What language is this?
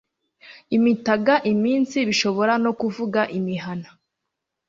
Kinyarwanda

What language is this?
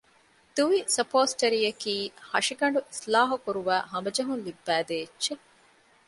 Divehi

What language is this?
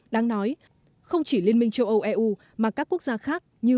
Vietnamese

